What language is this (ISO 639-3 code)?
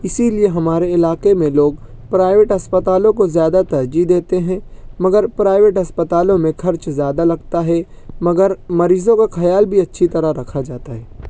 urd